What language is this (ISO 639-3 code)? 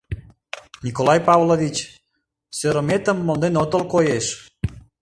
chm